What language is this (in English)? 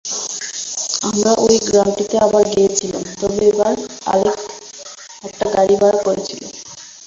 Bangla